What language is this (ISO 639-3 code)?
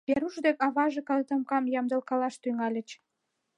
chm